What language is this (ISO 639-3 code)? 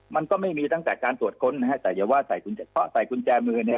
tha